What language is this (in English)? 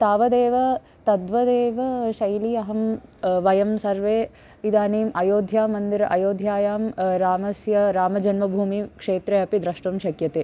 Sanskrit